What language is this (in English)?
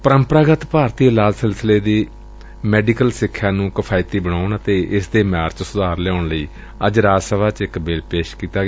Punjabi